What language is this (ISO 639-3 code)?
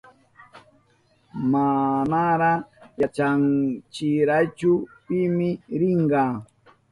qup